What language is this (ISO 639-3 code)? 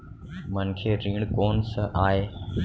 hne